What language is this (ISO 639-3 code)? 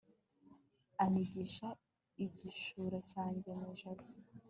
kin